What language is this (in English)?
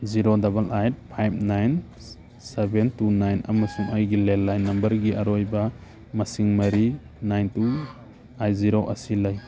Manipuri